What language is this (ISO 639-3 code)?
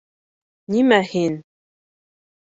bak